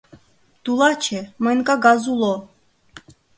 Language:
Mari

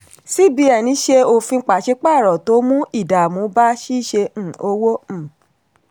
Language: Yoruba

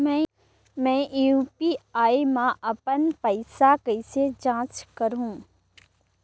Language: Chhattisgarhi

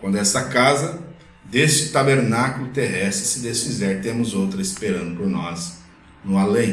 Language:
Portuguese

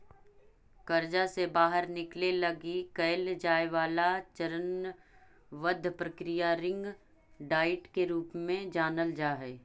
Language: Magahi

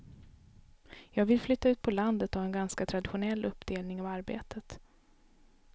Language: Swedish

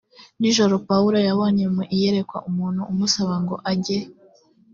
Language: Kinyarwanda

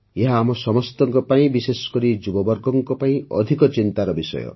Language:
Odia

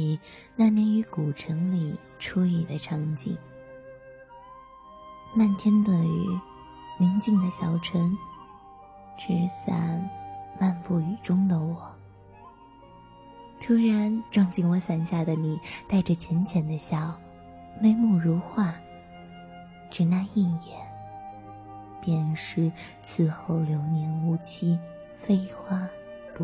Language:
Chinese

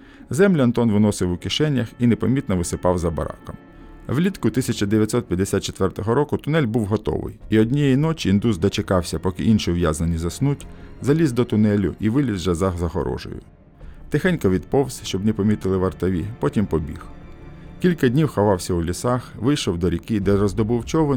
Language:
Ukrainian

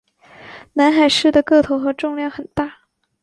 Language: Chinese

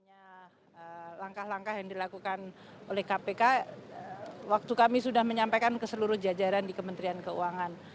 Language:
Indonesian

